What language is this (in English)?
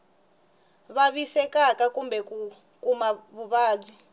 Tsonga